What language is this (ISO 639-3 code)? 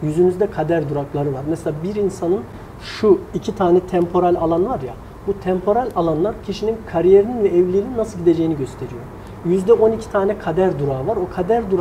tur